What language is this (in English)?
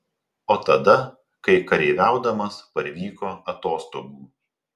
Lithuanian